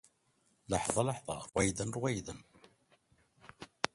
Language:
Arabic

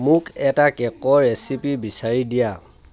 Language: Assamese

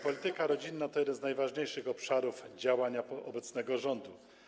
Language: Polish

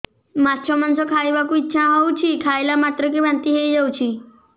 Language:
Odia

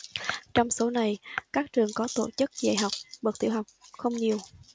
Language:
Vietnamese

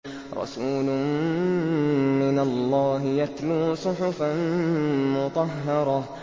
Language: Arabic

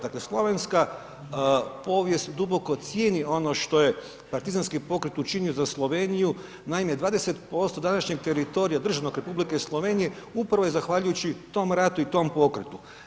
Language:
Croatian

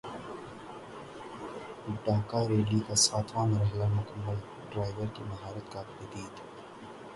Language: Urdu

